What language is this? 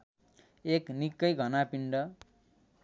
Nepali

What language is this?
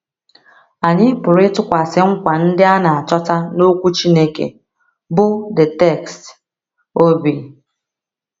Igbo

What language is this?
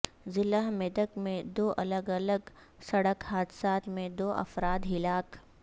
Urdu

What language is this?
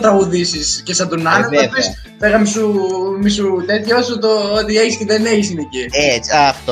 Greek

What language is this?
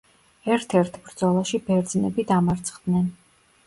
Georgian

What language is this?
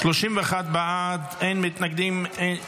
Hebrew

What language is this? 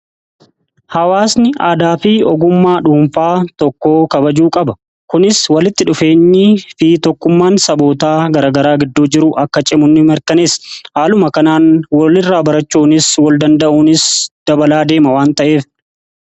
Oromo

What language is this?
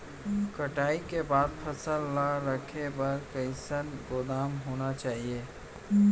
Chhattisgarhi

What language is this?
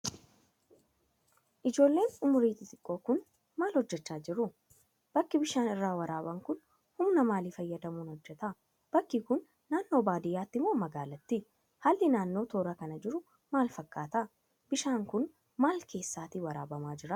Oromo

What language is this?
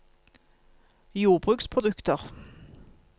Norwegian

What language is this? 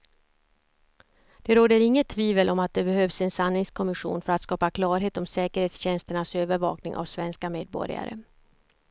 Swedish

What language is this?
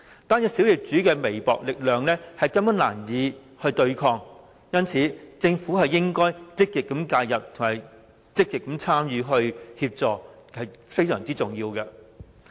Cantonese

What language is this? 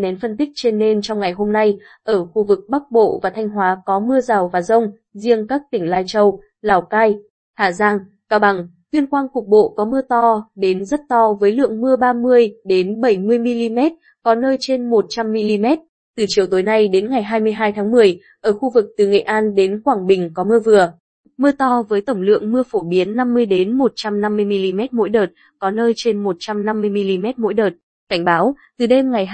Vietnamese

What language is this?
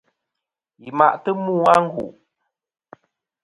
Kom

